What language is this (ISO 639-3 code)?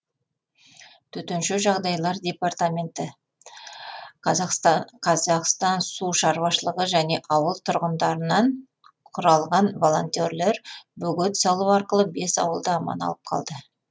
kaz